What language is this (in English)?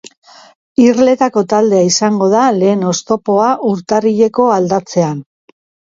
Basque